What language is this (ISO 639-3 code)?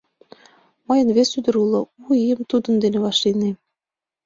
chm